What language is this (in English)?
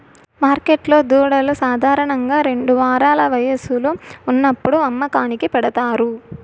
Telugu